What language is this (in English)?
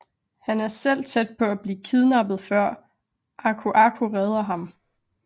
Danish